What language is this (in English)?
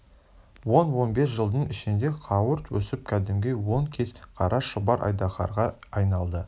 Kazakh